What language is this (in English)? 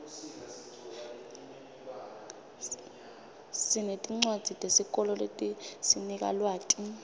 Swati